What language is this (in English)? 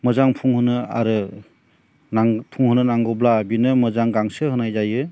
Bodo